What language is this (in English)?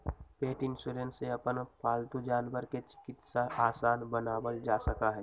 Magahi